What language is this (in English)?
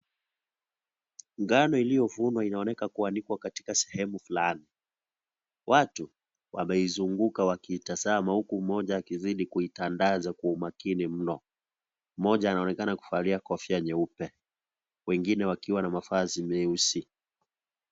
Swahili